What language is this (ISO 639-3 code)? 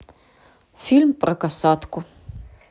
rus